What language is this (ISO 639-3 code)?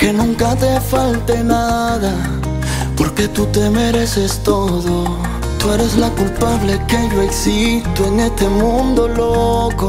ara